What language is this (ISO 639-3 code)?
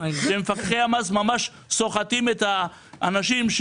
heb